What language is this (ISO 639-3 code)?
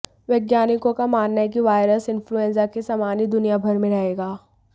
hin